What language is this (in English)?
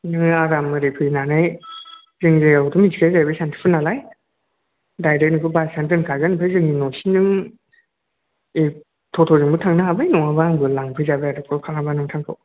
Bodo